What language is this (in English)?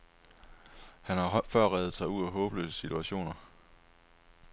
Danish